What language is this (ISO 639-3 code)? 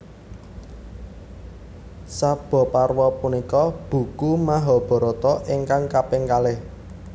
jav